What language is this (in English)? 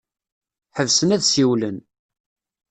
Kabyle